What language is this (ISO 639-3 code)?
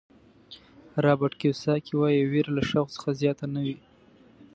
pus